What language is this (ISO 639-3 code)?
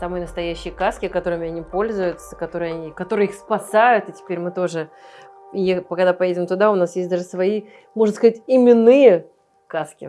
rus